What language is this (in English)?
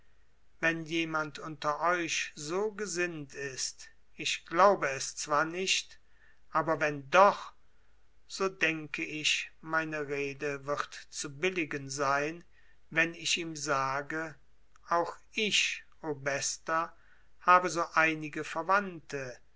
German